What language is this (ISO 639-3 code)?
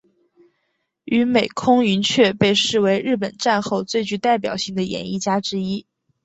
zho